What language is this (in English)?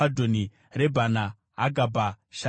Shona